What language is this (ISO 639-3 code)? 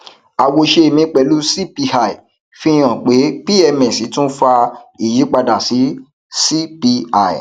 yor